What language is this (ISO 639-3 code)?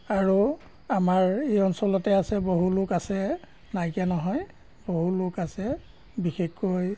asm